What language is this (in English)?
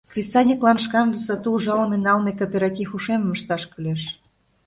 Mari